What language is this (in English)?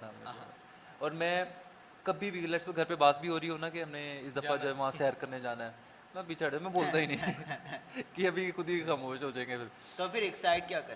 Urdu